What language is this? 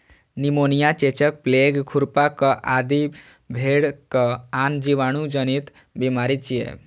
Maithili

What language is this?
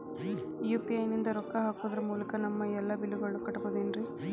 Kannada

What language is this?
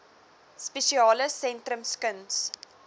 Afrikaans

